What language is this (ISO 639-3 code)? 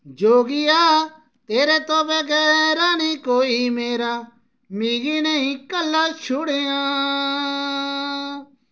doi